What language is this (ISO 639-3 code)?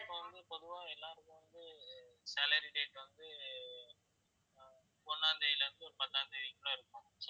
tam